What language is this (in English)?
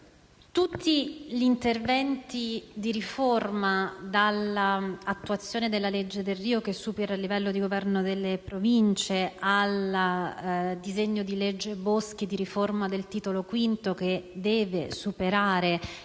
Italian